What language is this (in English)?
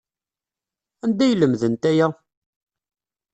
Kabyle